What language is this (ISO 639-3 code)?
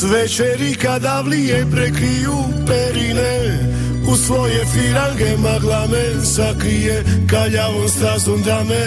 hrv